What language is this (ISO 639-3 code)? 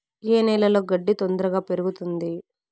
tel